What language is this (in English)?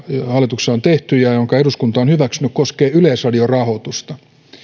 Finnish